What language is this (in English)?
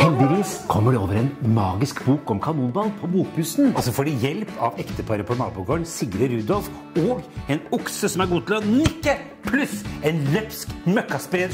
Norwegian